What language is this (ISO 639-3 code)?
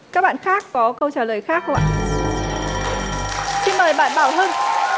vie